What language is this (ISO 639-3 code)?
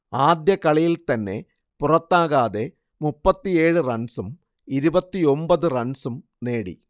mal